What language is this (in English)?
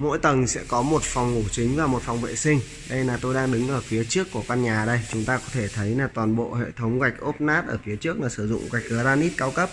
Vietnamese